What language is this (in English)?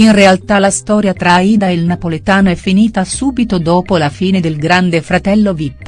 Italian